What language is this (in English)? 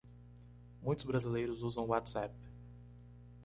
Portuguese